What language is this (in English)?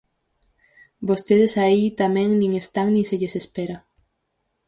Galician